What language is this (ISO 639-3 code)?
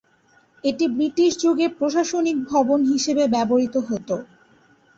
ben